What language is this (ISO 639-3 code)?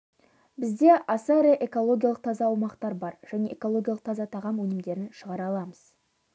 kaz